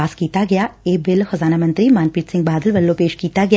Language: Punjabi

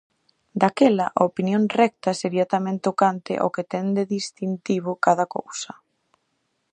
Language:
Galician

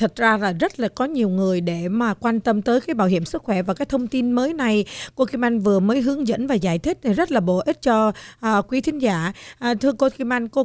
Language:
Vietnamese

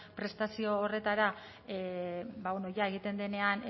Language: Basque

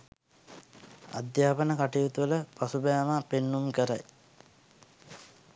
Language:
Sinhala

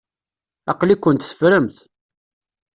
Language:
Kabyle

